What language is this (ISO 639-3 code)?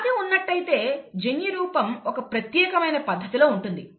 tel